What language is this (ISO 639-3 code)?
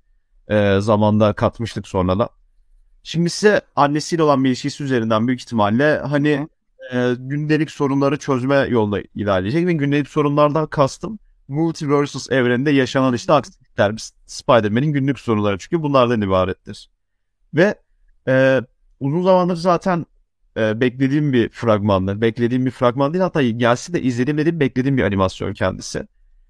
tur